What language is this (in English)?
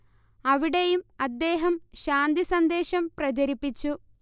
Malayalam